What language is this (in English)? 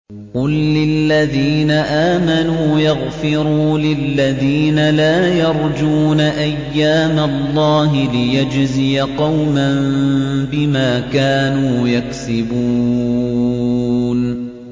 Arabic